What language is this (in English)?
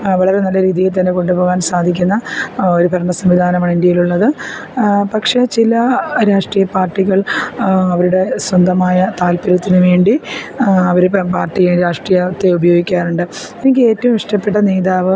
Malayalam